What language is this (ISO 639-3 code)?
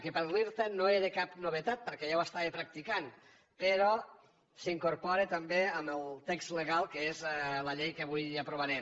cat